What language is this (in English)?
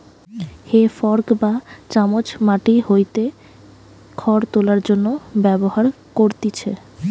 Bangla